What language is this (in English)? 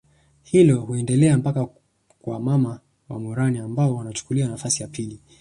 Swahili